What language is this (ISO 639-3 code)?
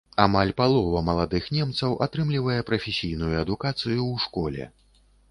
bel